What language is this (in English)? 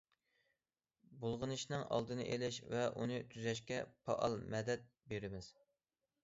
Uyghur